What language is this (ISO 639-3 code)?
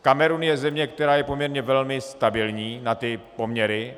ces